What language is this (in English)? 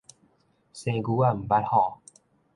Min Nan Chinese